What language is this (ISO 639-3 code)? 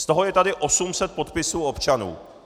ces